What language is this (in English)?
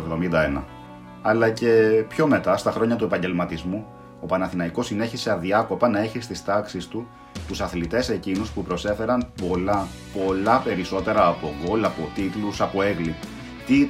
Greek